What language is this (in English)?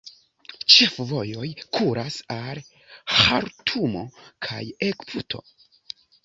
Esperanto